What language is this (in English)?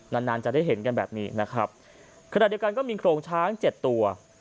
Thai